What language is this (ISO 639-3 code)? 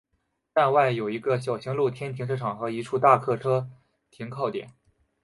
zho